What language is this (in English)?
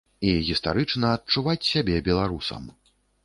Belarusian